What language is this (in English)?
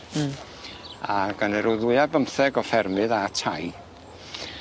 Welsh